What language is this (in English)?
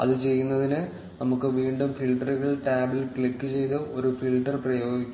Malayalam